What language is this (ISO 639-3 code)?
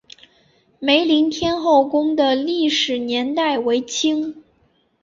zho